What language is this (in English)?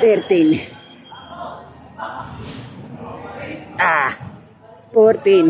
English